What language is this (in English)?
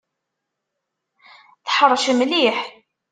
Kabyle